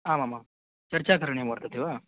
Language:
Sanskrit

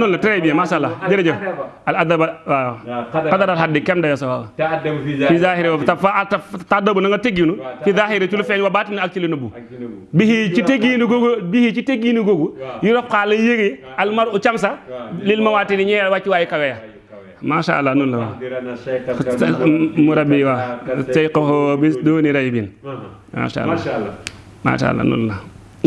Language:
Indonesian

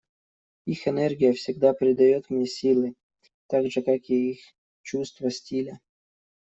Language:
Russian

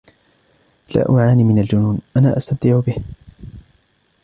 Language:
Arabic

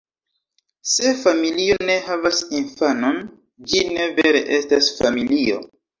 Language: Esperanto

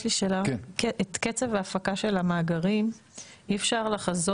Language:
Hebrew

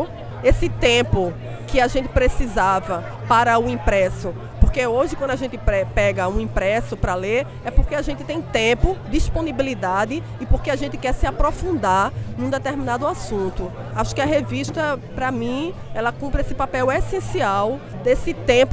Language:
Portuguese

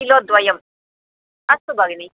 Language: Sanskrit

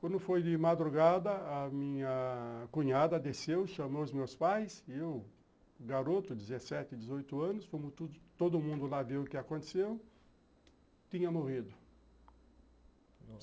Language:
Portuguese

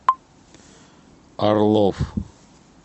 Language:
Russian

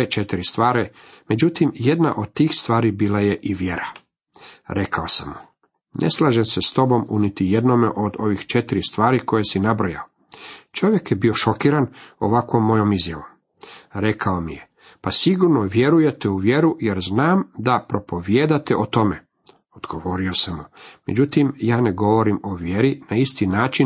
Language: Croatian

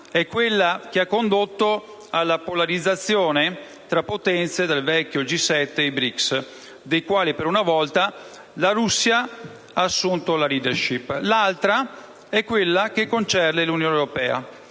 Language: Italian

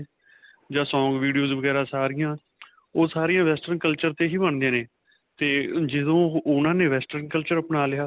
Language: Punjabi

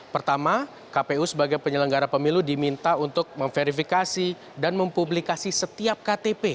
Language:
Indonesian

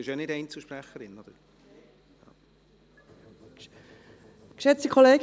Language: Swiss German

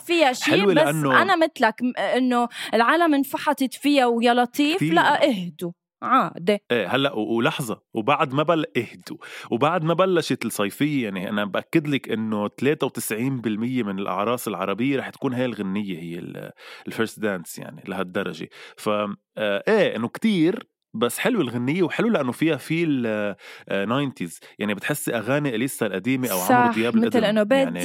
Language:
Arabic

